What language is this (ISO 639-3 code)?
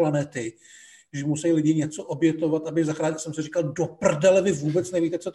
ces